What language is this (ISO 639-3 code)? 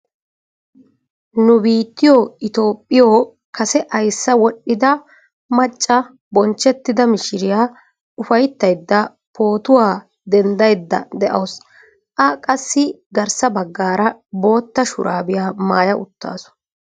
wal